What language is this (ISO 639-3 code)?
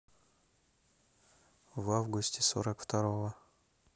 rus